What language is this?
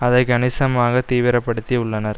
Tamil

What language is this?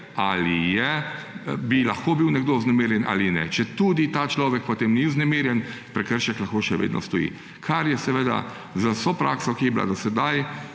Slovenian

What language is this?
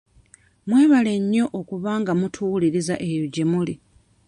Ganda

